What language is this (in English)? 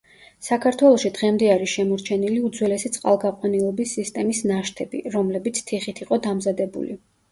Georgian